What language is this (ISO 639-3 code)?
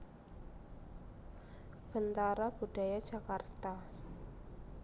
jav